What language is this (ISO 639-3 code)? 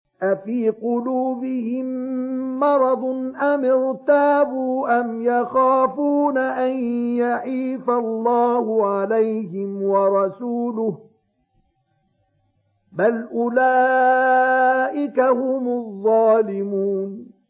ara